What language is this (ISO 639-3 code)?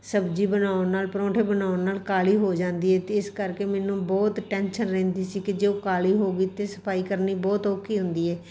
pan